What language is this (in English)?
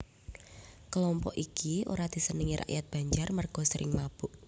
Javanese